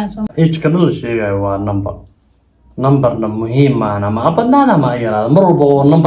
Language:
Arabic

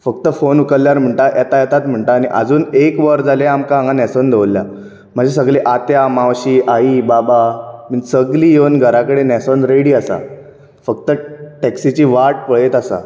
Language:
Konkani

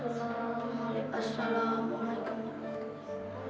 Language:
Indonesian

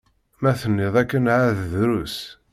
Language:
Kabyle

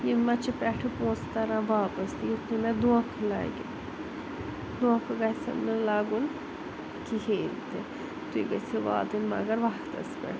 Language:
Kashmiri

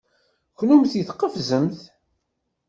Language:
Kabyle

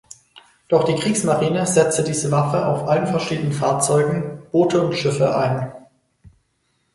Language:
German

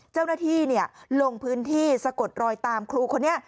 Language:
Thai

